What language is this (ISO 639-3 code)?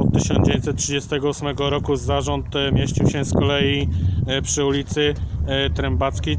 pol